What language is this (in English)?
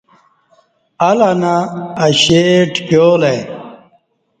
Kati